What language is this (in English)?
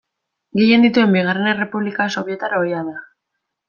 Basque